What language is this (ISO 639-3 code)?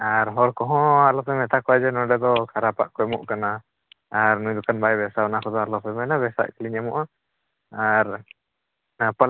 sat